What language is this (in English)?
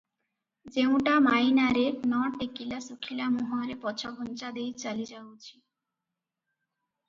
Odia